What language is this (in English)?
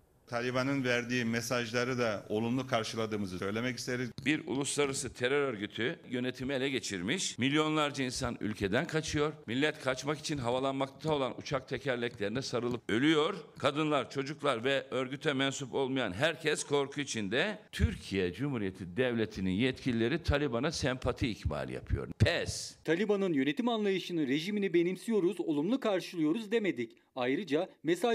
Turkish